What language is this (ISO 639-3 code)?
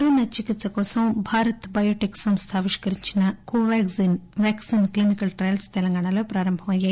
tel